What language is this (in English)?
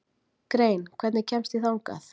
Icelandic